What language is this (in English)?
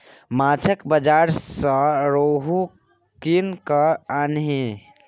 Maithili